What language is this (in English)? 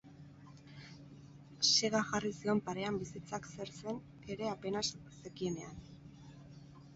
Basque